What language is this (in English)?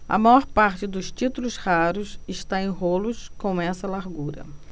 Portuguese